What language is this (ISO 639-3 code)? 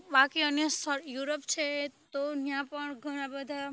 guj